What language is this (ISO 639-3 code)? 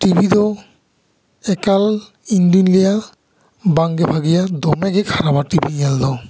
sat